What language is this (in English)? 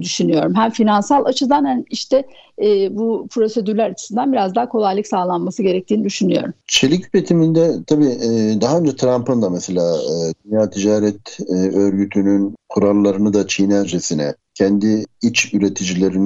Turkish